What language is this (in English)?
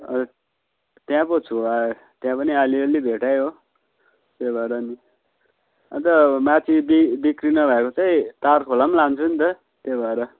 Nepali